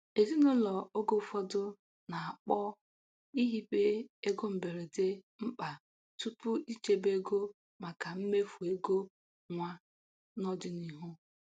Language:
Igbo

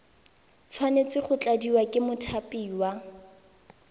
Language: Tswana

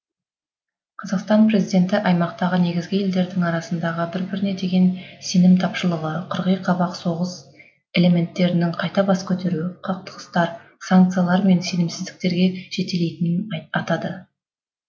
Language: Kazakh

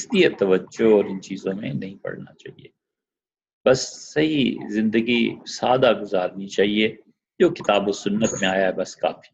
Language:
Urdu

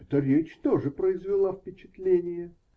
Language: Russian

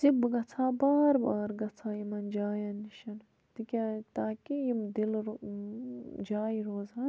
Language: Kashmiri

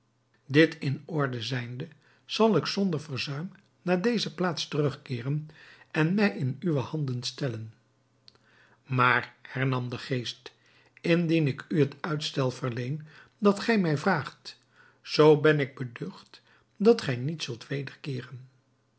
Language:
Dutch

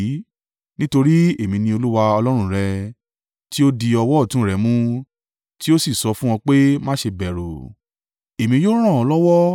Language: Yoruba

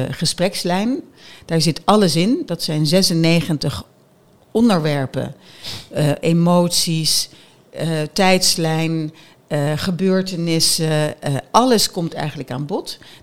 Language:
Dutch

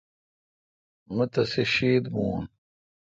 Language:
Kalkoti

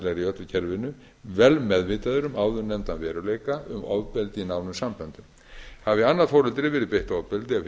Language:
Icelandic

